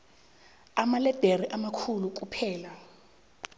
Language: South Ndebele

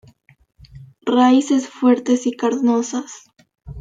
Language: Spanish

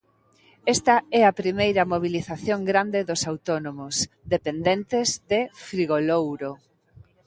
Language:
Galician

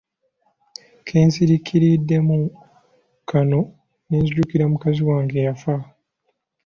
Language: Ganda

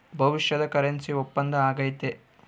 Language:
Kannada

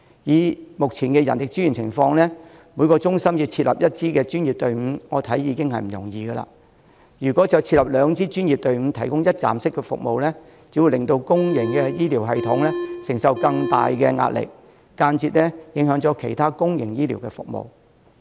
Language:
Cantonese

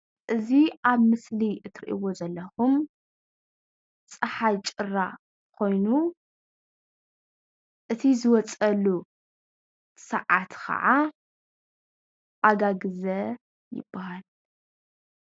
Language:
Tigrinya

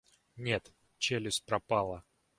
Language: Russian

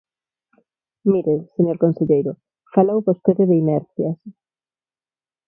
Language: Galician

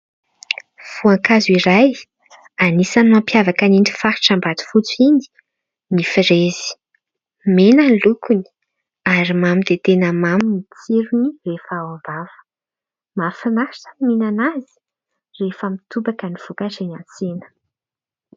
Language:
Malagasy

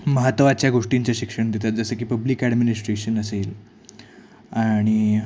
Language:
Marathi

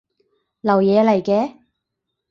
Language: Cantonese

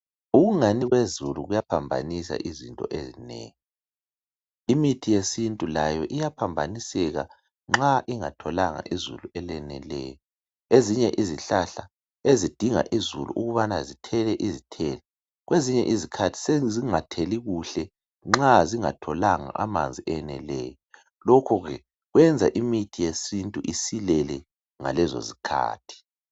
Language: North Ndebele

